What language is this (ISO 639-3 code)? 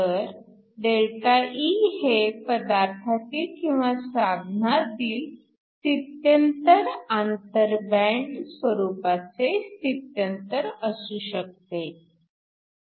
mar